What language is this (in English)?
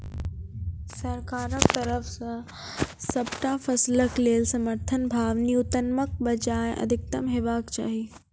Maithili